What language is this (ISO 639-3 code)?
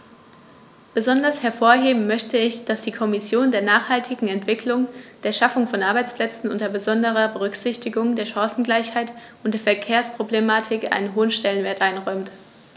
deu